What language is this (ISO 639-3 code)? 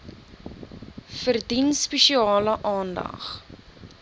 afr